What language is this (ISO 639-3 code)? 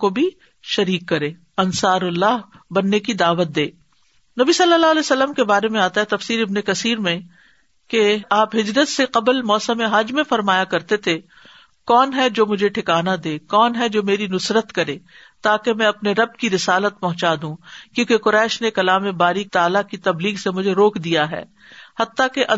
urd